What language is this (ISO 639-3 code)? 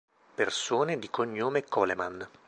ita